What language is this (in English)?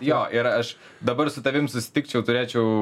Lithuanian